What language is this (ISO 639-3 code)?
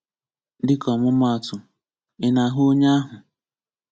ibo